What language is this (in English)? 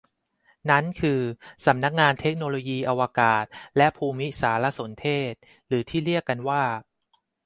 Thai